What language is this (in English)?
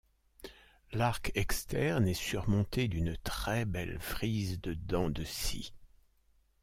French